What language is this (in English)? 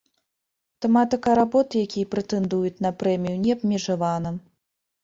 Belarusian